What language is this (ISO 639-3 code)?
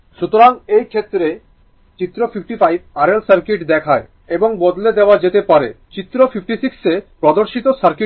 ben